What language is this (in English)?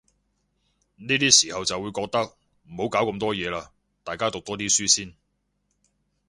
Cantonese